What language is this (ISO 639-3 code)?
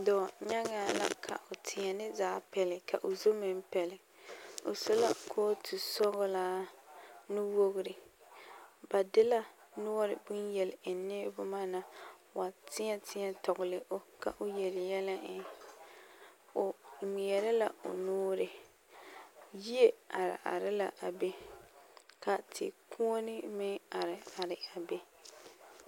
dga